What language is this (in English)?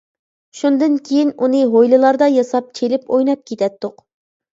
Uyghur